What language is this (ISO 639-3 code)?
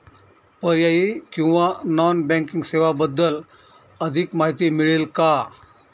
mar